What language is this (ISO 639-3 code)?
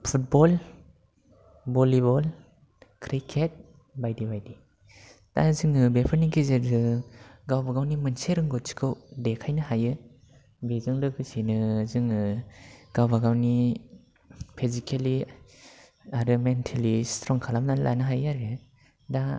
brx